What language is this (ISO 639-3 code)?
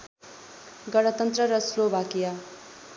nep